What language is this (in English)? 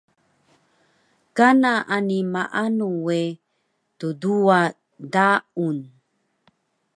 Taroko